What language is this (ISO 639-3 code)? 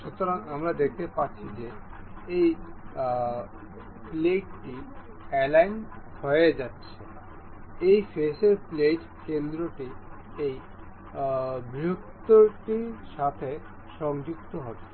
ben